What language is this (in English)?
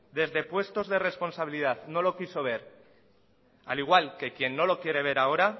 Spanish